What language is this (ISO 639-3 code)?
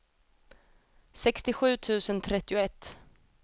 swe